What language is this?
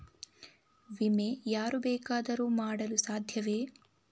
Kannada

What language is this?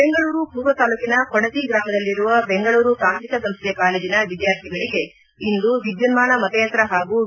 Kannada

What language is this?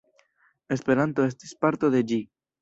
Esperanto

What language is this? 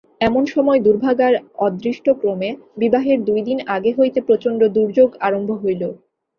Bangla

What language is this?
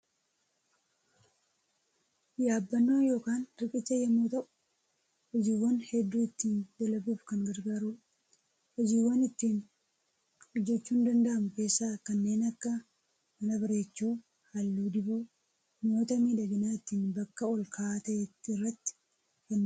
Oromo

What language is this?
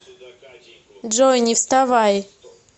Russian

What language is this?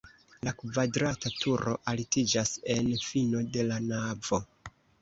Esperanto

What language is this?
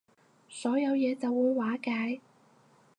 Cantonese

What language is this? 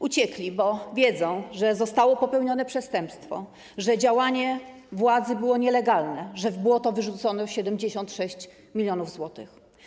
Polish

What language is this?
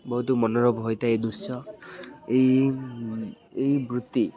Odia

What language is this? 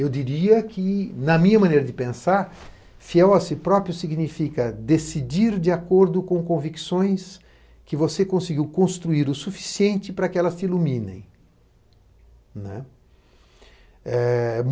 Portuguese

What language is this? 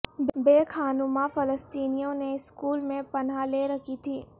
Urdu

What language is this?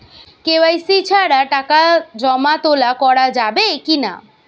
Bangla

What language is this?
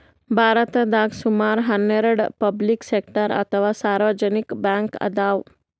Kannada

